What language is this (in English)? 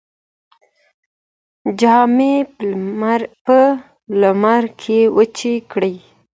Pashto